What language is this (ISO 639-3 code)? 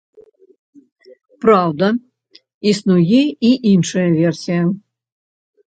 bel